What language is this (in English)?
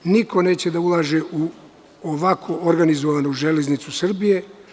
Serbian